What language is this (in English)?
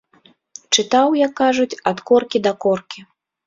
Belarusian